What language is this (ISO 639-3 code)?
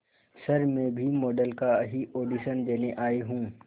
hin